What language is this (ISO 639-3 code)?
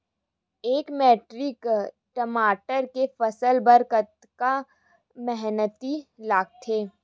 hne